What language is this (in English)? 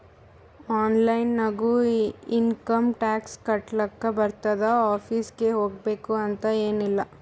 Kannada